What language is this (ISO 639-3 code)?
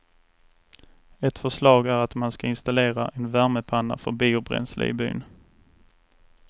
swe